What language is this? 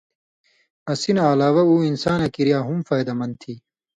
Indus Kohistani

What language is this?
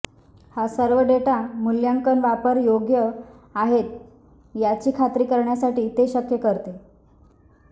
Marathi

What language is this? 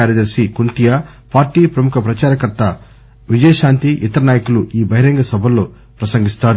Telugu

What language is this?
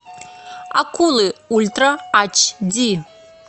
Russian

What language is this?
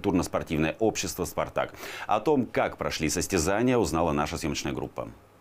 Russian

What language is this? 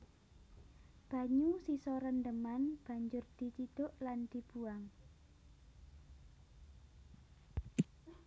Javanese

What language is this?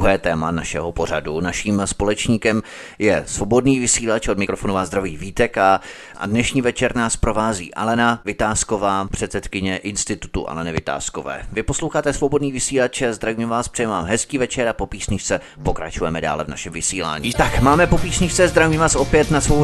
Czech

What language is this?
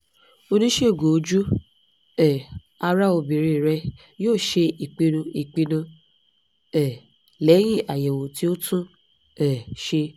Yoruba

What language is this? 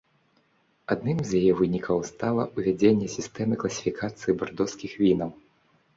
Belarusian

